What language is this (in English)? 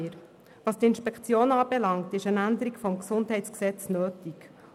Swiss German